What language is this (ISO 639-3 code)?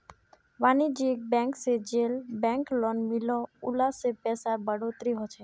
mag